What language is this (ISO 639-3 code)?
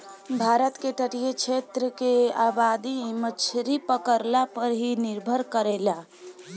bho